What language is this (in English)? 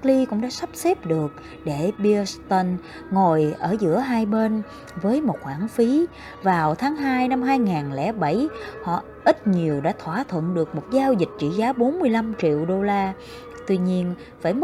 Vietnamese